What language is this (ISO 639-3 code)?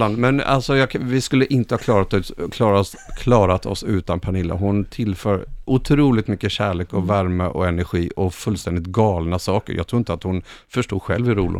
swe